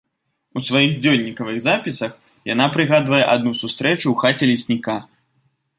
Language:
Belarusian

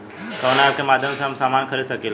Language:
Bhojpuri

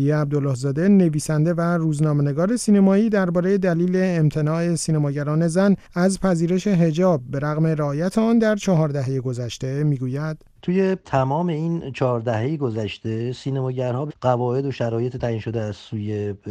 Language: Persian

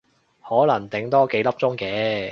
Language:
Cantonese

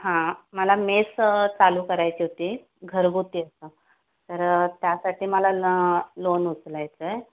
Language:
Marathi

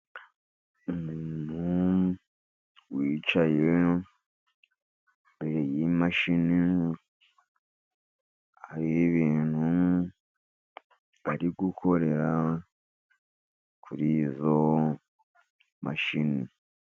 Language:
Kinyarwanda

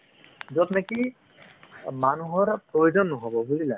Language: Assamese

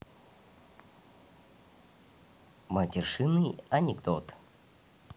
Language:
Russian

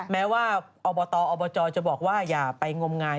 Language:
Thai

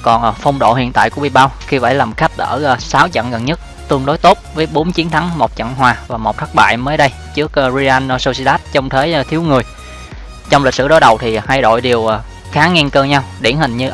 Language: Vietnamese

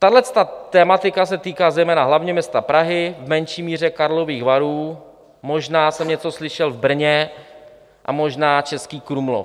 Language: Czech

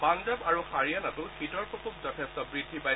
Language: Assamese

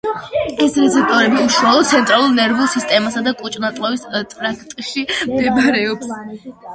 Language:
Georgian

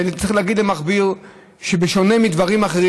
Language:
Hebrew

